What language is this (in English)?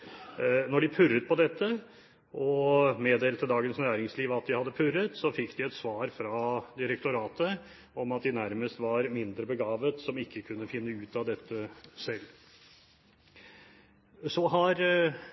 Norwegian Bokmål